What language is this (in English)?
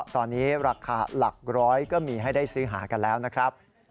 Thai